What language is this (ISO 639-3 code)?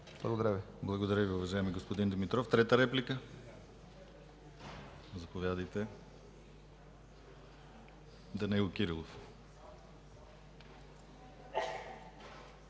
bul